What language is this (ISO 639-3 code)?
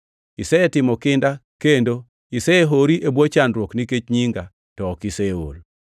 luo